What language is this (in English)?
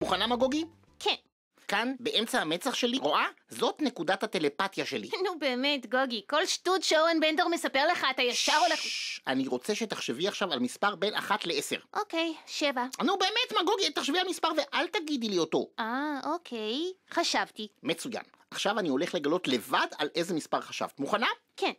Hebrew